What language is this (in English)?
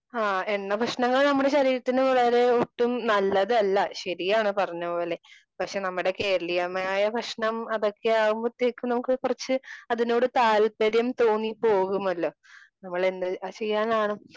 Malayalam